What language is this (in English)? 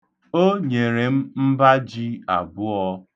Igbo